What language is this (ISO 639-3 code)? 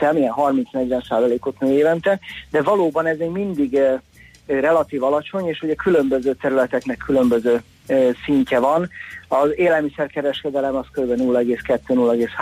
hun